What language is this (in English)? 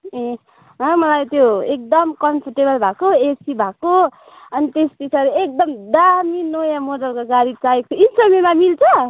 Nepali